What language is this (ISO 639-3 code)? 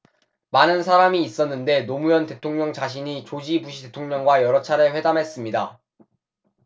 kor